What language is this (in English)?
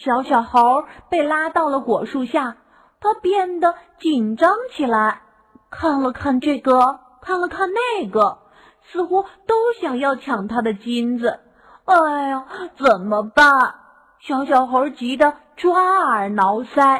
Chinese